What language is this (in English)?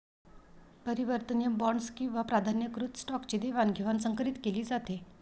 Marathi